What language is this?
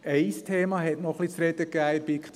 Swiss German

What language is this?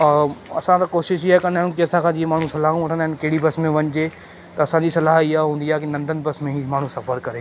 Sindhi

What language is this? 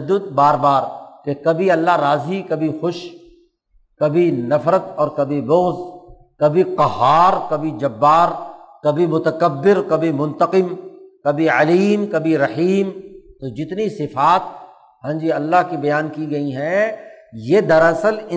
Urdu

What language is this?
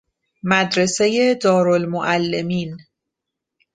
Persian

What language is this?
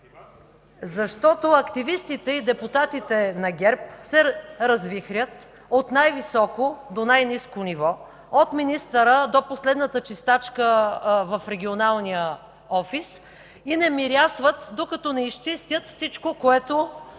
Bulgarian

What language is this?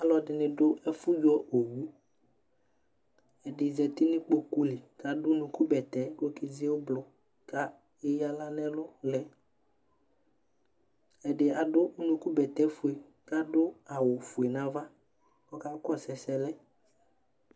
Ikposo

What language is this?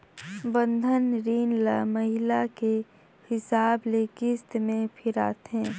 Chhattisgarhi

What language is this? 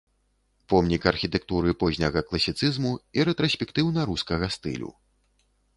Belarusian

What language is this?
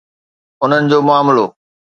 Sindhi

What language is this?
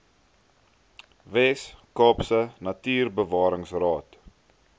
Afrikaans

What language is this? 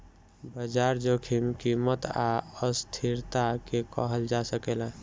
Bhojpuri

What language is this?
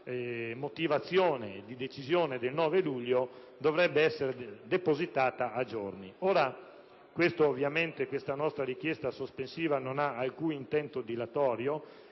Italian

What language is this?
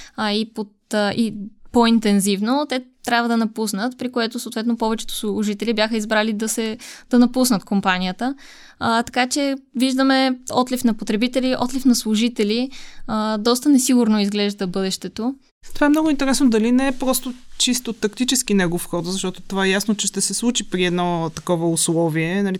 Bulgarian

